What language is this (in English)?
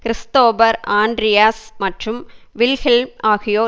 Tamil